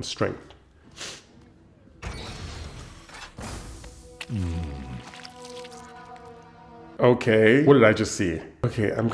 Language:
English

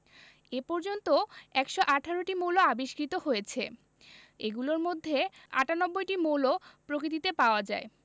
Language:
Bangla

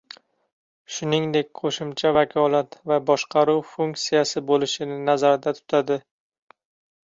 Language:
Uzbek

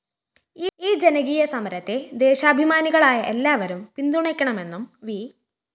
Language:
Malayalam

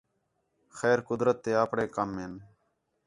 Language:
Khetrani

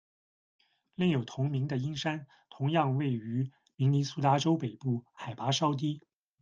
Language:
Chinese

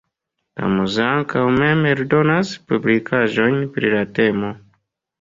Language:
Esperanto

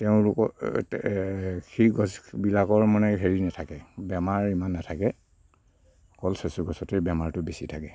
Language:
Assamese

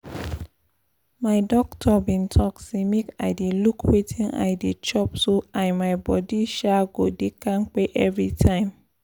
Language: Nigerian Pidgin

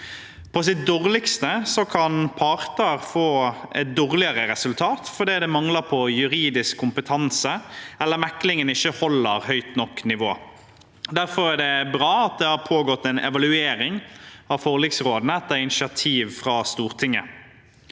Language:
Norwegian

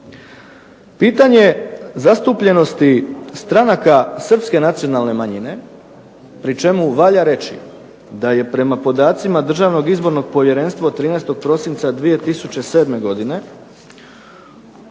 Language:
Croatian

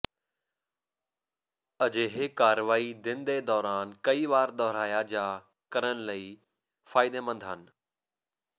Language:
Punjabi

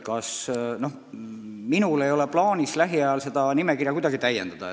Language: Estonian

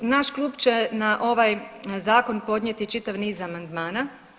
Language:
Croatian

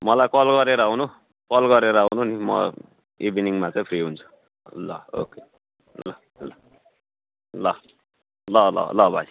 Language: Nepali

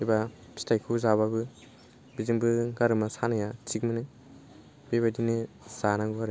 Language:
Bodo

